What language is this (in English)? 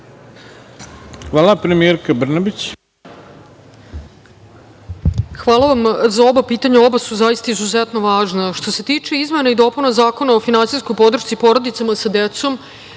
Serbian